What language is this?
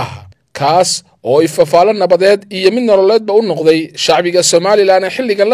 Arabic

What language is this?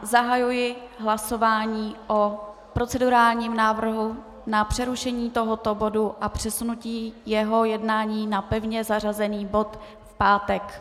Czech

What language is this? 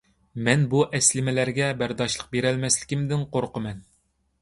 Uyghur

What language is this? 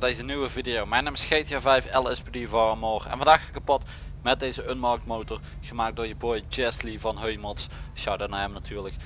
Dutch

